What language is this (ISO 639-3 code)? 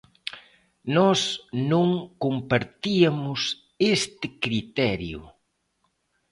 glg